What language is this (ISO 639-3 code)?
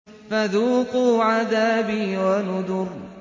ara